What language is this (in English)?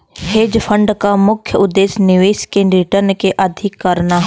Bhojpuri